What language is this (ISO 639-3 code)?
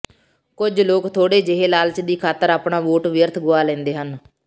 pan